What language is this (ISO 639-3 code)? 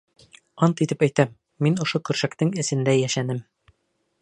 bak